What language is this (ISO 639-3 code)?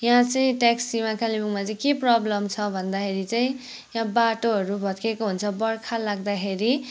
nep